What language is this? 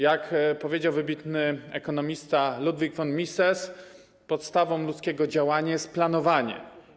Polish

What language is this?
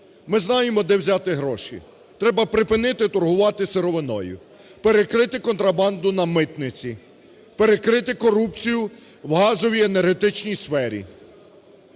Ukrainian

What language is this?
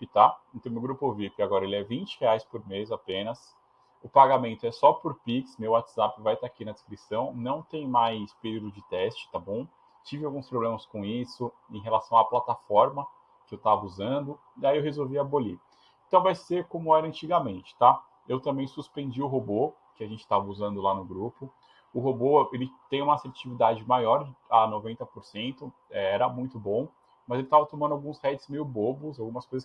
Portuguese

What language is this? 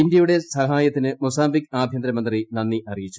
Malayalam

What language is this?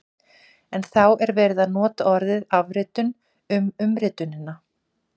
Icelandic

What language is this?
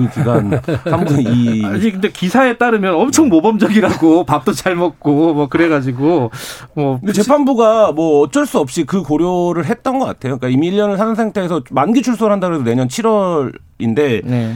Korean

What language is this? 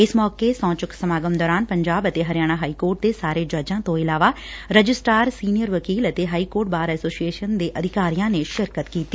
Punjabi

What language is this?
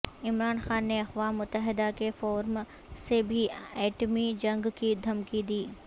Urdu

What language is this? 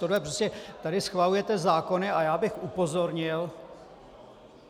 Czech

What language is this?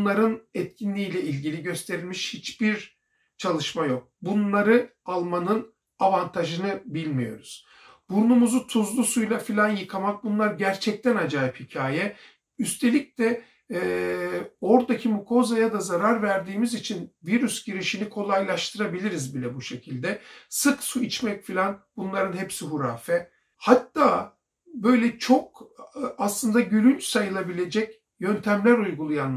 Turkish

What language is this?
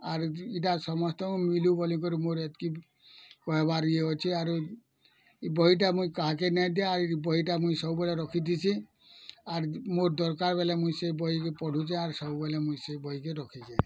Odia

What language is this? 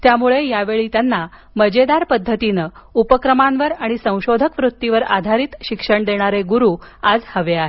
Marathi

